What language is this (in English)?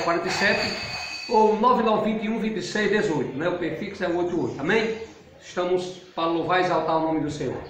Portuguese